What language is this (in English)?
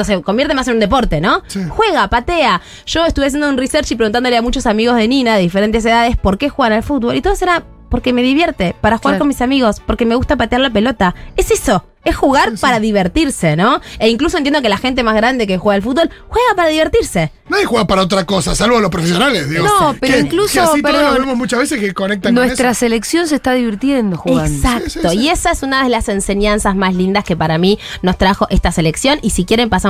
Spanish